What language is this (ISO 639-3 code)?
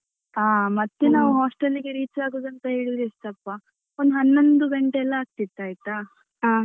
kan